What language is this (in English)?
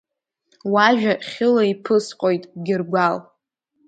Abkhazian